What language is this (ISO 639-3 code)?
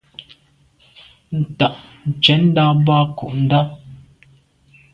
byv